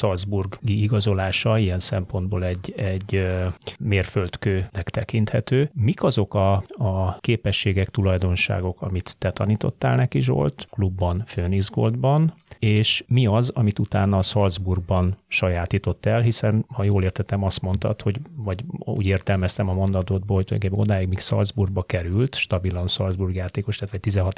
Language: Hungarian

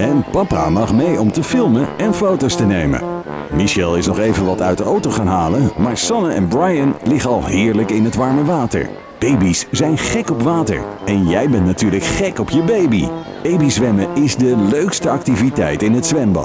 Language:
Dutch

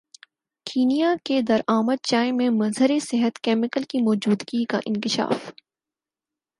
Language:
Urdu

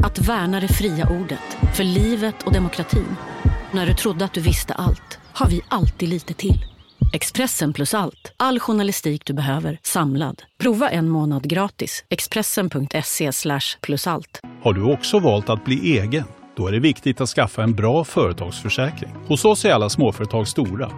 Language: Swedish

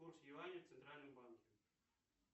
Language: Russian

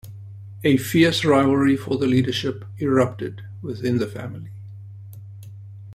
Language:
English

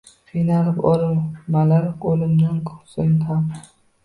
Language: Uzbek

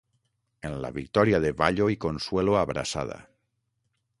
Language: Catalan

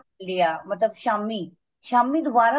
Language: Punjabi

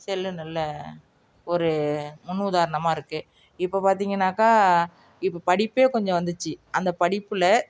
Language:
Tamil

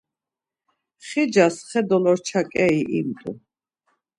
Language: Laz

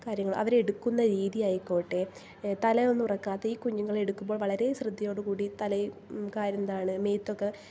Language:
Malayalam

